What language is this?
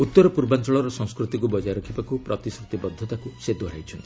Odia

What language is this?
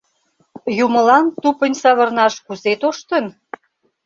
Mari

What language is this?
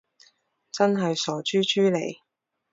Cantonese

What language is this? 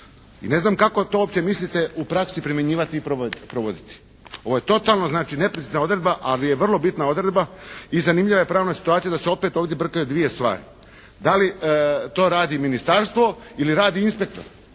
Croatian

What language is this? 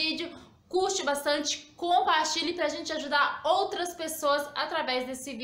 Portuguese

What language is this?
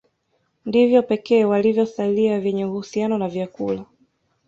Swahili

